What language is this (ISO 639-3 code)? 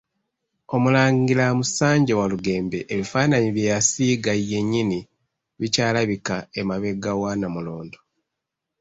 lug